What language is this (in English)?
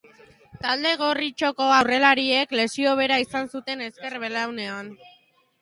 Basque